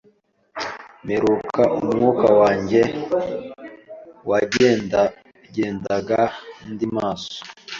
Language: Kinyarwanda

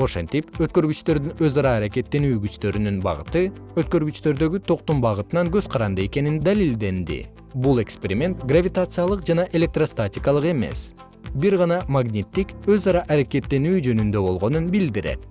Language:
Kyrgyz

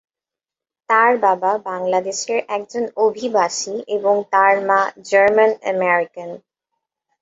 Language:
Bangla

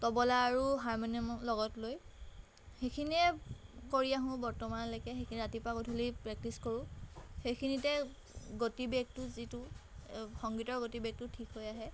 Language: Assamese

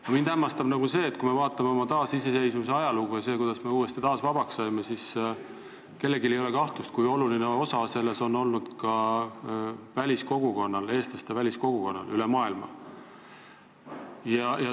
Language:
Estonian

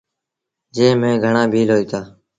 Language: Sindhi Bhil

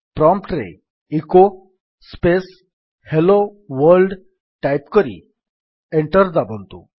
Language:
Odia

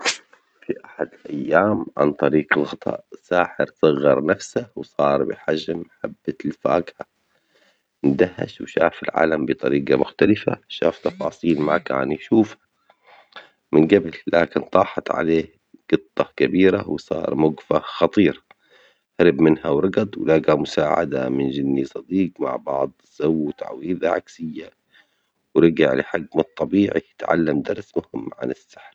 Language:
Omani Arabic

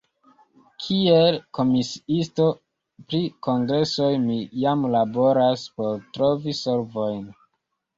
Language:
Esperanto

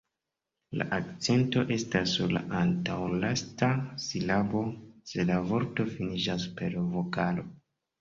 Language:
Esperanto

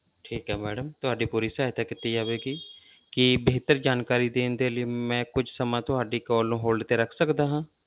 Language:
Punjabi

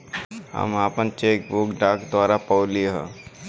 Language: Bhojpuri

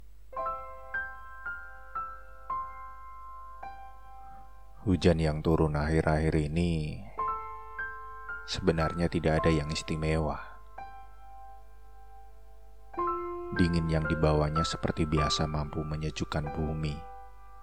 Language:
Indonesian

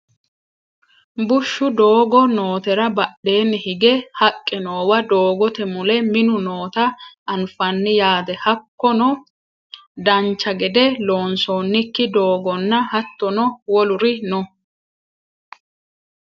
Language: Sidamo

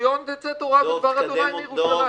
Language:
Hebrew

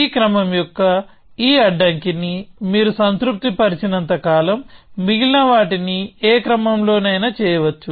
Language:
Telugu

